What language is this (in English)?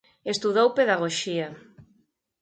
Galician